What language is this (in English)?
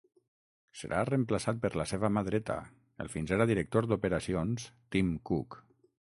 Catalan